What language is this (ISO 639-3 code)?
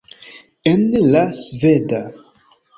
epo